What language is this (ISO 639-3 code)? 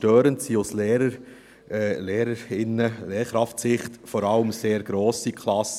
gsw